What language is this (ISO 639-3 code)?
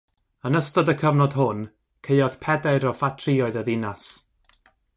cym